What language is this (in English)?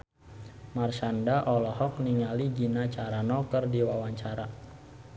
Sundanese